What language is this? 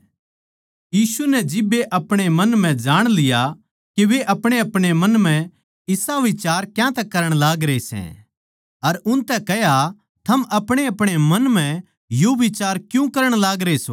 Haryanvi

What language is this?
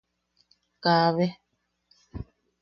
Yaqui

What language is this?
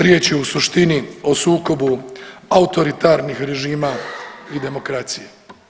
Croatian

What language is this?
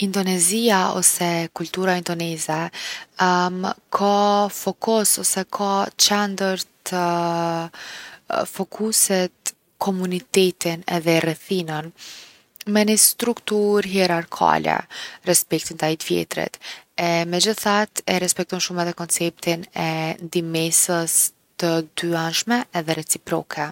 Gheg Albanian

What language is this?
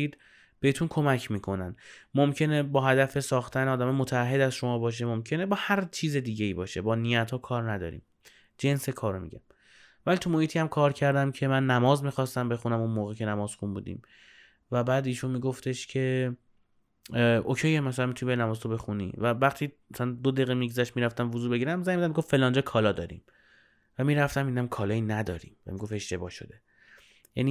Persian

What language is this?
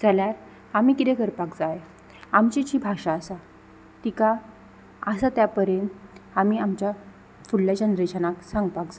Konkani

